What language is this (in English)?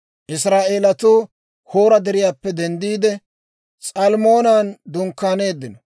Dawro